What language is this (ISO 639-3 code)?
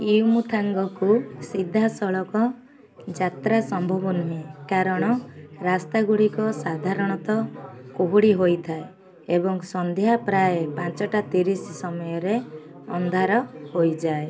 ori